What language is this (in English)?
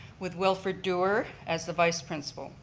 English